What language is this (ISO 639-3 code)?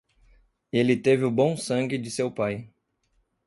por